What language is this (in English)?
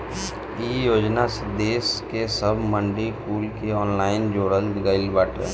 Bhojpuri